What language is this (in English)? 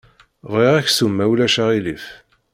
Kabyle